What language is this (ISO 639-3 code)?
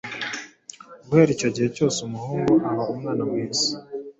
kin